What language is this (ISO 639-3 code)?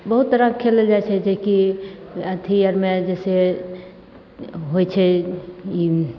mai